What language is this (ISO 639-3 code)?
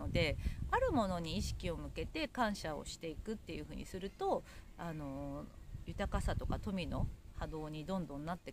jpn